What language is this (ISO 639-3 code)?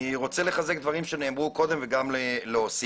heb